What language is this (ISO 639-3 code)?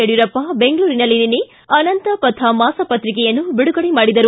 kan